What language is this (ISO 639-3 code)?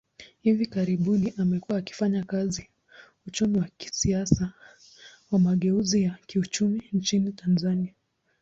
swa